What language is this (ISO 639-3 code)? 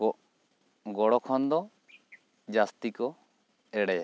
sat